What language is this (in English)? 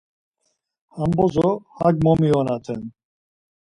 Laz